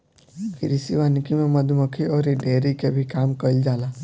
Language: Bhojpuri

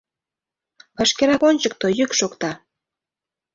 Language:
Mari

